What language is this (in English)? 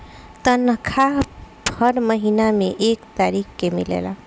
Bhojpuri